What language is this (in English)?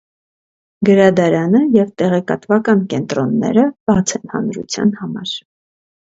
Armenian